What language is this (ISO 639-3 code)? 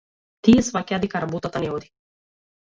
mkd